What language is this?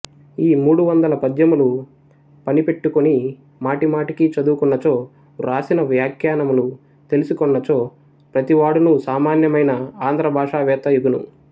Telugu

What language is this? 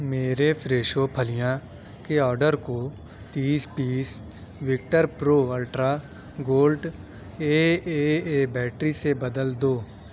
Urdu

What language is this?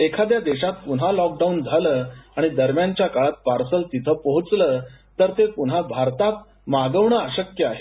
Marathi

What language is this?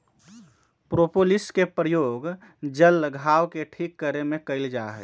Magahi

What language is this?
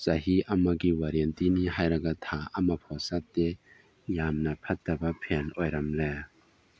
Manipuri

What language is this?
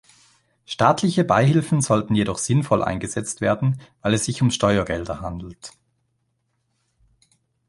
German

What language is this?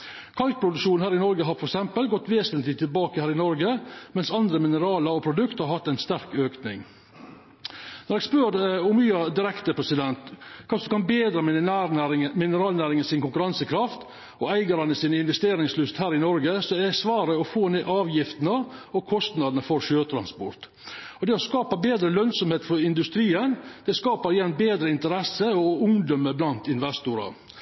Norwegian Nynorsk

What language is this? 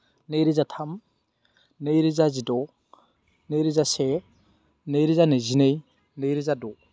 Bodo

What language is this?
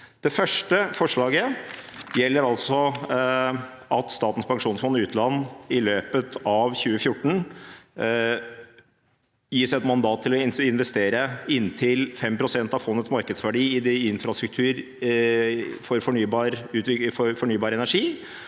Norwegian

